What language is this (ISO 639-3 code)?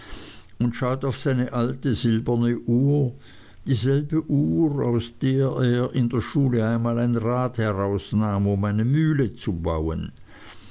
deu